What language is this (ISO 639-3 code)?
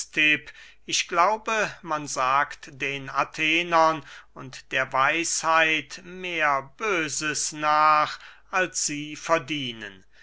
deu